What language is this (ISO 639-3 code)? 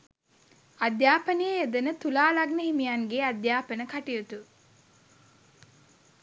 sin